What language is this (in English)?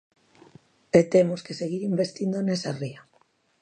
Galician